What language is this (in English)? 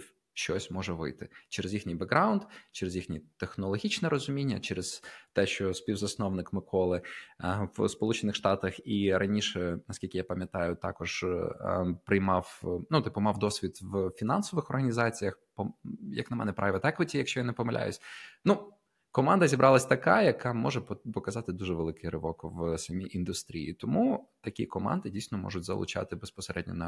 Ukrainian